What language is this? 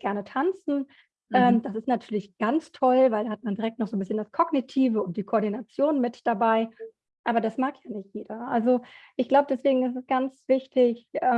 German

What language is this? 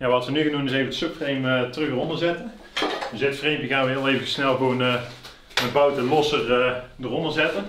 Dutch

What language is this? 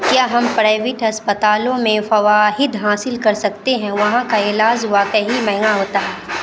Urdu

